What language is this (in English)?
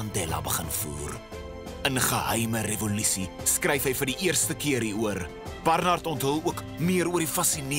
Dutch